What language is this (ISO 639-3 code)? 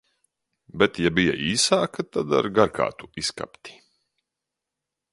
lav